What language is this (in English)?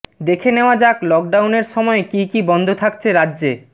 Bangla